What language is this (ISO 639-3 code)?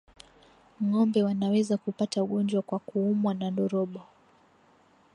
swa